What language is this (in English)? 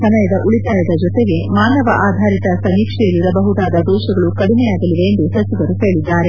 Kannada